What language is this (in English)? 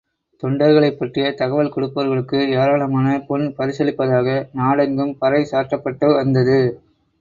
Tamil